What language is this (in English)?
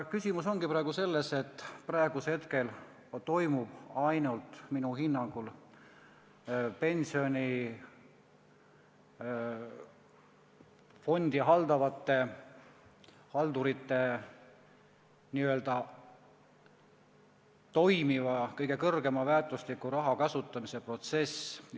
Estonian